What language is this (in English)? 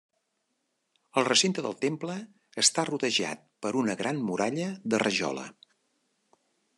Catalan